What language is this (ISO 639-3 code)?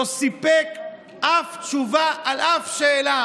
heb